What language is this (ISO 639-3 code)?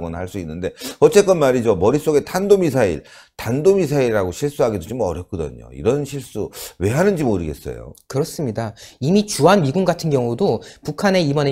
kor